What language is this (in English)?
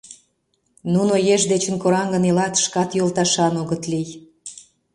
Mari